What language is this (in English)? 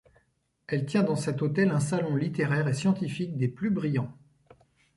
French